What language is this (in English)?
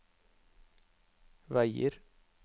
Norwegian